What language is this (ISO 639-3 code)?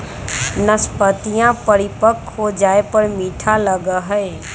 mag